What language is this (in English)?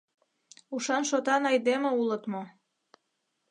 Mari